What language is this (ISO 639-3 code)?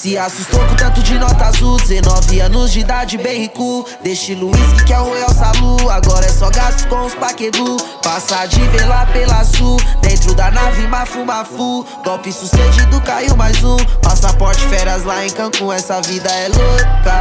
por